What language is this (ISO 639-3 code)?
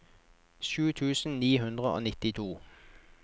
nor